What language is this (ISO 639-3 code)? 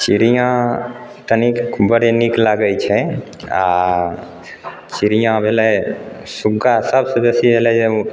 mai